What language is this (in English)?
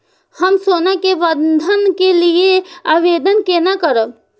Maithili